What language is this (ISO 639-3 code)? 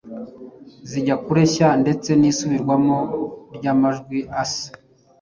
kin